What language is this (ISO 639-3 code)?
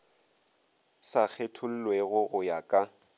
nso